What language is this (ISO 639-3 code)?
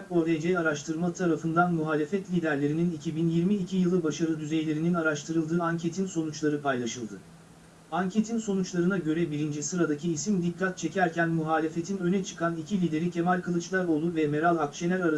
tur